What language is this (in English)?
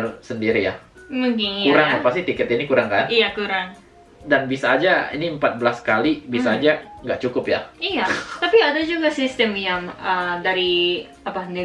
Indonesian